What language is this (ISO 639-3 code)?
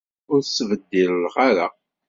kab